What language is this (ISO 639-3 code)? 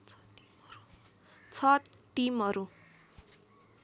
nep